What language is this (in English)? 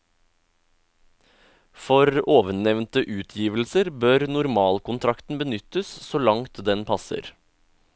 Norwegian